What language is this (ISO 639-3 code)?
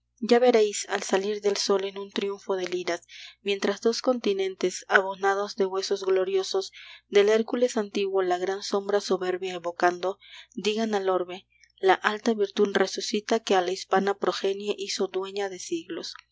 spa